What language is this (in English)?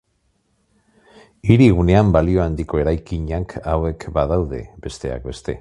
Basque